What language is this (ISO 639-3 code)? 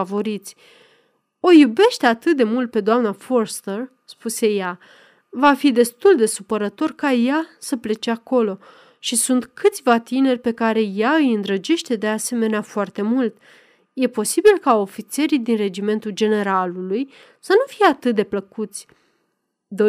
ron